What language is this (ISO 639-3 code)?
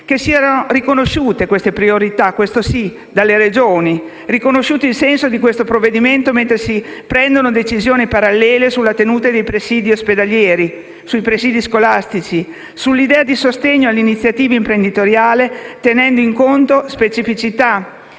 ita